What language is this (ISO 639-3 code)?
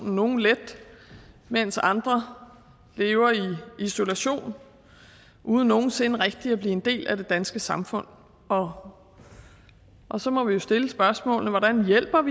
dan